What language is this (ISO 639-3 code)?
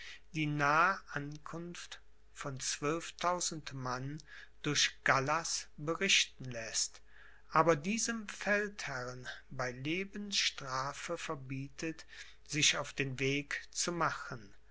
deu